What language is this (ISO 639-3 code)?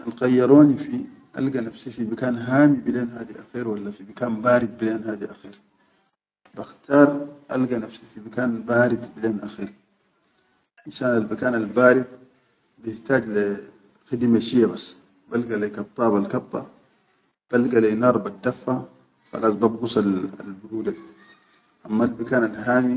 shu